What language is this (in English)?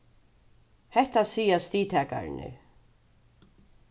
Faroese